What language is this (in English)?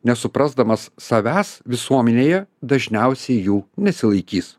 Lithuanian